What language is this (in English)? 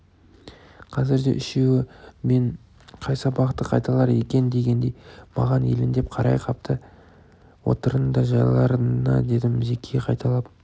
Kazakh